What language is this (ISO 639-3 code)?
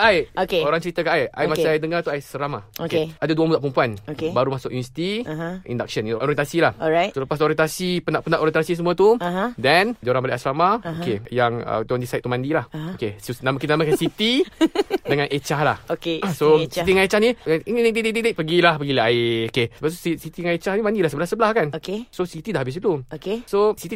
msa